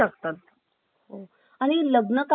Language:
Marathi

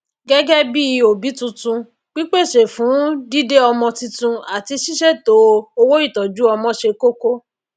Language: Yoruba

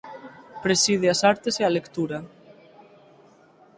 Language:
Galician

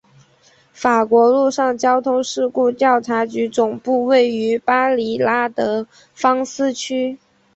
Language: Chinese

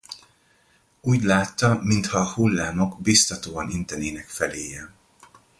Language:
Hungarian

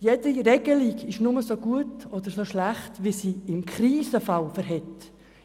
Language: Swiss German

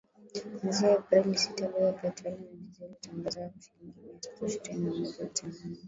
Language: Swahili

